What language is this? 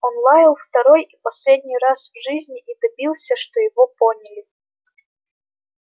Russian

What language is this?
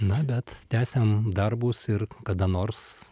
Lithuanian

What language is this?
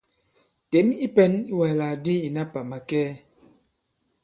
Bankon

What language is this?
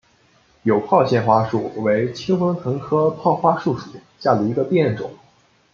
Chinese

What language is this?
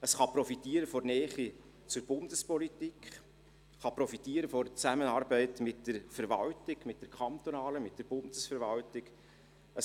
Swiss German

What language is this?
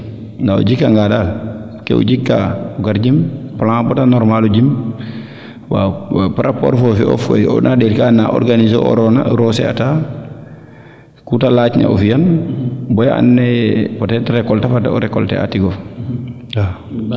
Serer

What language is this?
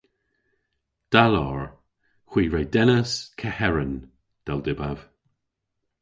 Cornish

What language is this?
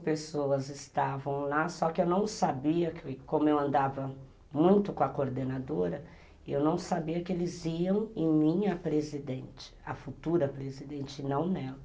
Portuguese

